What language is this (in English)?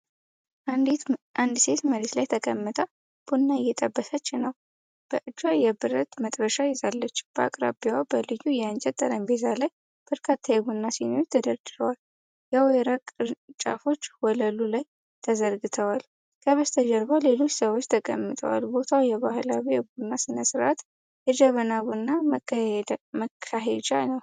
Amharic